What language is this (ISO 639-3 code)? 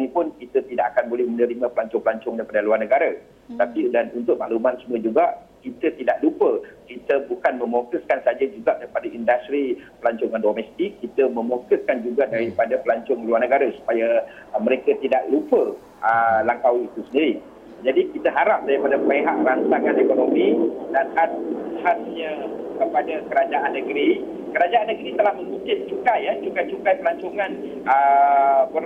msa